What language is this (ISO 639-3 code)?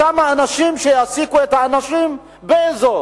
heb